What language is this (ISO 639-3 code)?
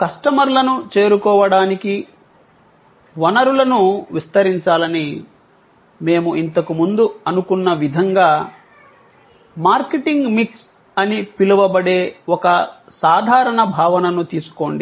tel